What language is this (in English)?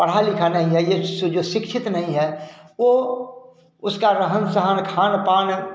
Hindi